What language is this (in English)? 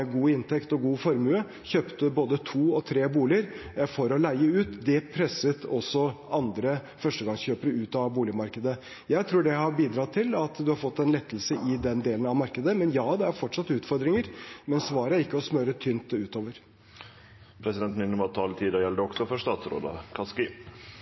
Norwegian